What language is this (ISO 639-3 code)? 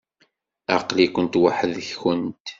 kab